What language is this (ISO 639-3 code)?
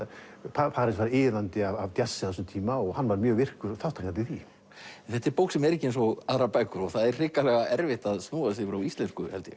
isl